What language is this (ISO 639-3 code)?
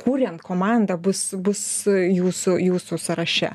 lit